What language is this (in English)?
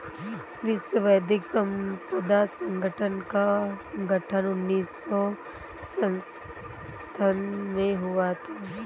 Hindi